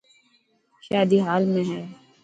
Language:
Dhatki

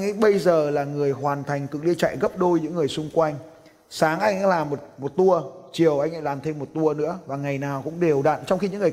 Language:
Vietnamese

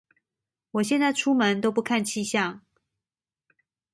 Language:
Chinese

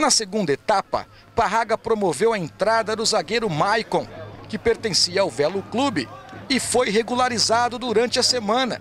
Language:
Portuguese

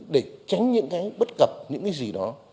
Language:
Vietnamese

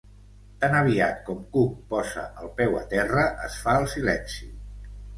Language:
Catalan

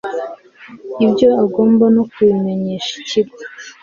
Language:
Kinyarwanda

